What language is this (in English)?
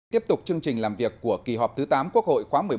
Vietnamese